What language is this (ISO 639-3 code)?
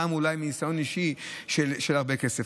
heb